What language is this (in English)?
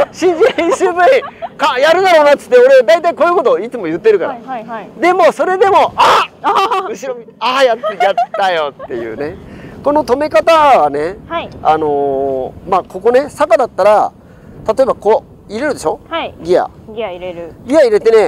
Japanese